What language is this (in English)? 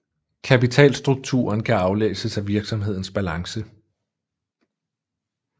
Danish